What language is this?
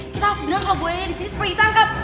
Indonesian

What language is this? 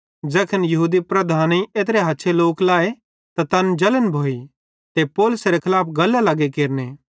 Bhadrawahi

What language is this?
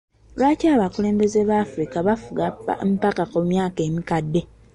Ganda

